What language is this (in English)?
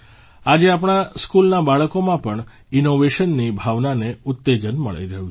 Gujarati